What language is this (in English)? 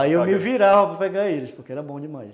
Portuguese